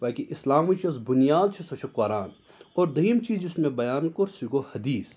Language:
Kashmiri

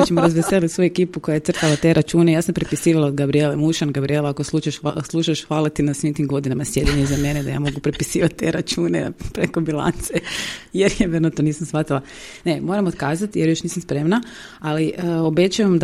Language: Croatian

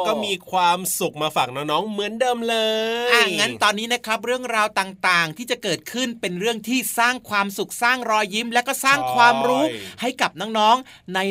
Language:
Thai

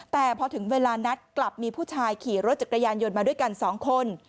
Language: Thai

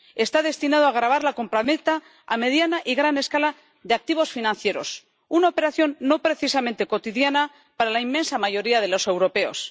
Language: Spanish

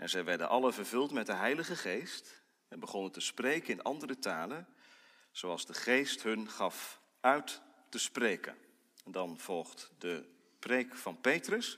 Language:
Dutch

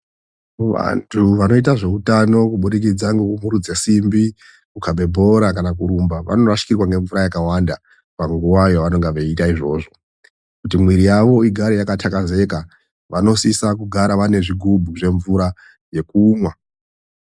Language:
Ndau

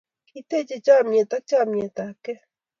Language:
Kalenjin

